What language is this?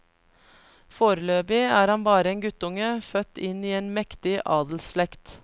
Norwegian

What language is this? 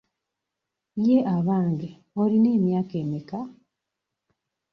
Ganda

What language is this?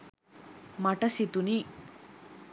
Sinhala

